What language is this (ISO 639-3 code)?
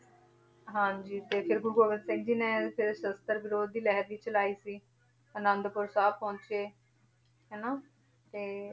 pan